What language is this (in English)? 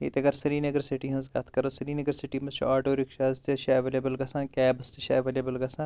Kashmiri